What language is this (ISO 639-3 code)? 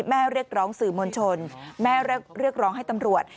tha